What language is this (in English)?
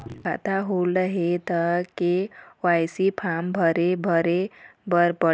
Chhattisgarhi